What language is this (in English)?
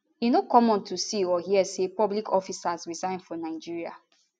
Nigerian Pidgin